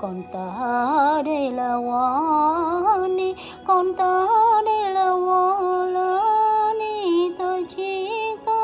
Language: Vietnamese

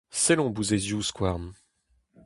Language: Breton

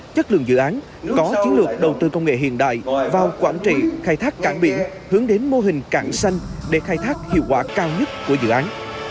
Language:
Vietnamese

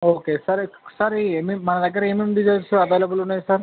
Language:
Telugu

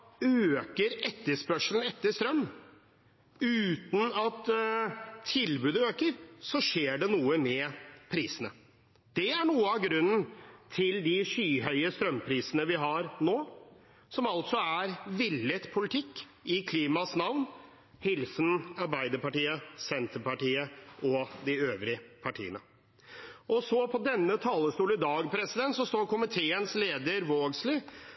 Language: Norwegian Bokmål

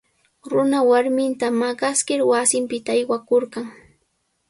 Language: Sihuas Ancash Quechua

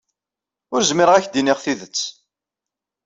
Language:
Kabyle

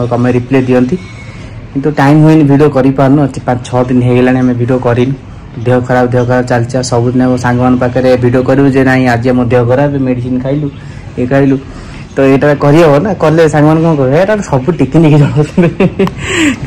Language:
Hindi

